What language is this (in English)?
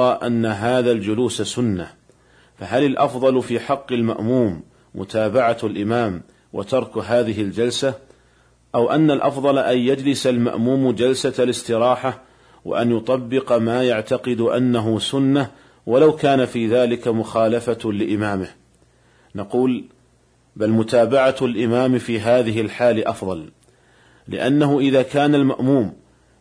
Arabic